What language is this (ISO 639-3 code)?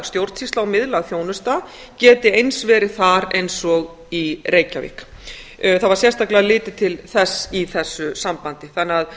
isl